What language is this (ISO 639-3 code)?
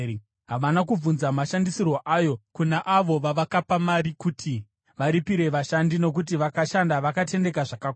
sna